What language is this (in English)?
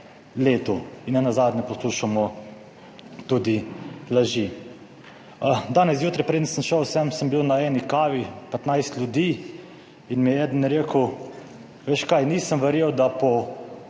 Slovenian